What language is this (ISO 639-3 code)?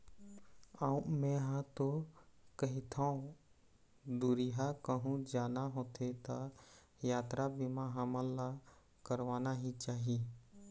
hne